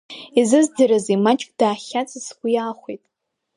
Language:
Abkhazian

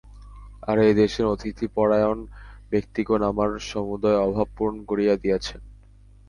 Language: Bangla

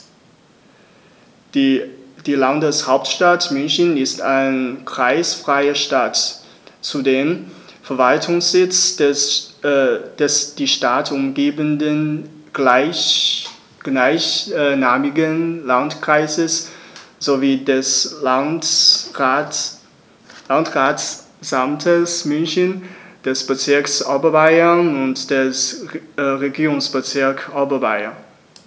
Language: German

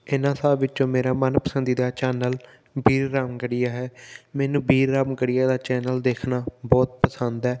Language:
Punjabi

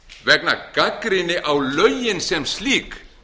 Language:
Icelandic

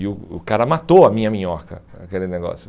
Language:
Portuguese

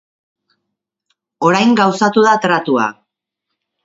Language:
Basque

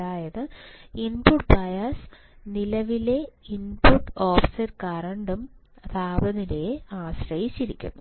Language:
Malayalam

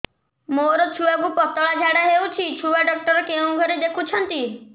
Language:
Odia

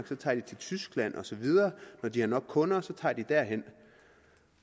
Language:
Danish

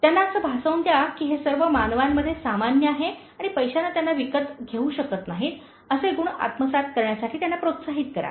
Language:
Marathi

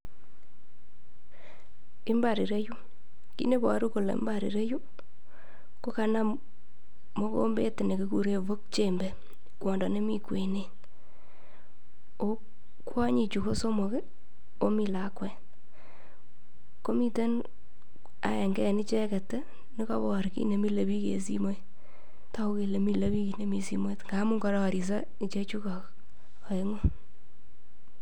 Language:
Kalenjin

